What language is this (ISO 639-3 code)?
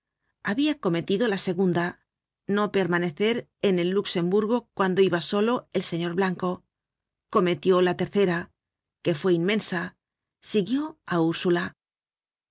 spa